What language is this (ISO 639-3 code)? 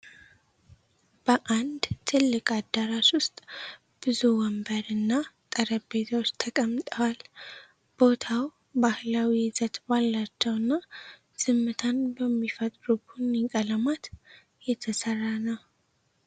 amh